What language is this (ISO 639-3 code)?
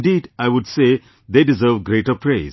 eng